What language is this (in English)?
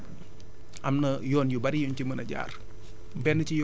Wolof